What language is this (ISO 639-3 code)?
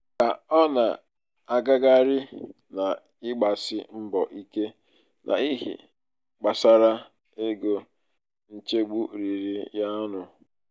ibo